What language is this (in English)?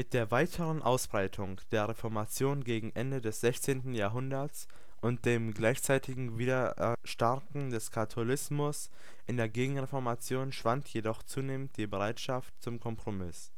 German